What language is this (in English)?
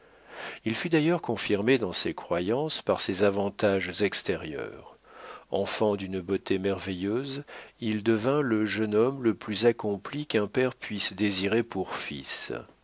French